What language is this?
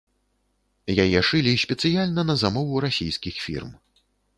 Belarusian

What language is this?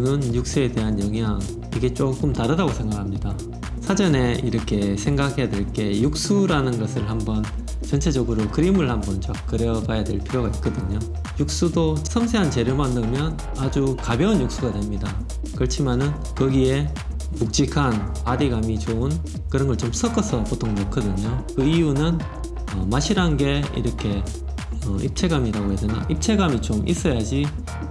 Korean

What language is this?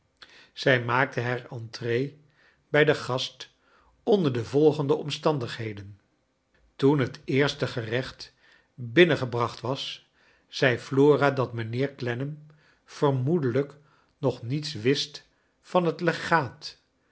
Dutch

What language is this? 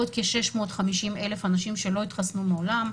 Hebrew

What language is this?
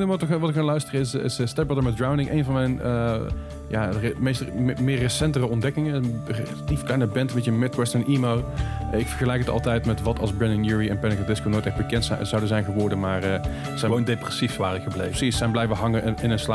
Dutch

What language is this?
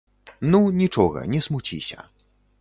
Belarusian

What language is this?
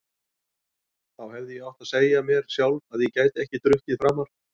Icelandic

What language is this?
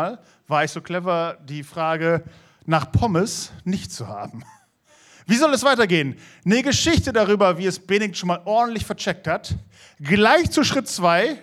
German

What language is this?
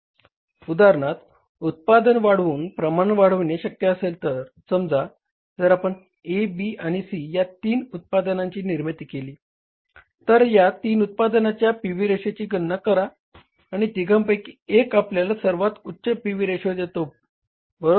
Marathi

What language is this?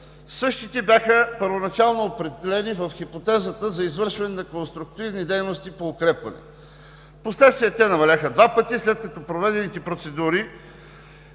Bulgarian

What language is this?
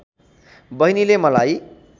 Nepali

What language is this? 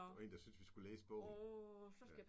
Danish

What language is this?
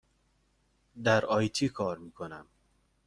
Persian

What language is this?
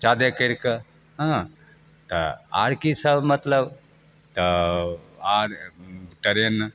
Maithili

